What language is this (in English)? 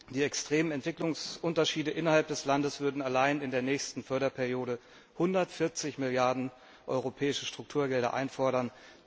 German